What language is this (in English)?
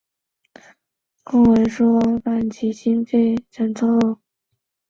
Chinese